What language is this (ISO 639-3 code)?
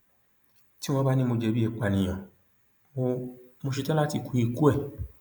yor